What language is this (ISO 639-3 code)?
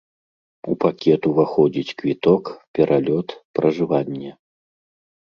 bel